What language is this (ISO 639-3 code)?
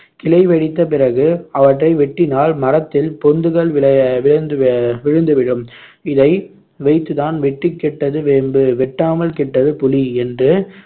tam